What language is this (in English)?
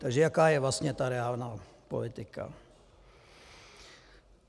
Czech